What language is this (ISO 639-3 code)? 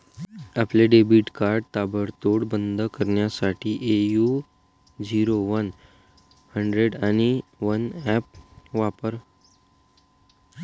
mar